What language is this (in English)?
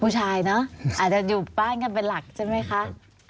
Thai